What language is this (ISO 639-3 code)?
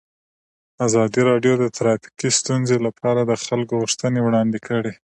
pus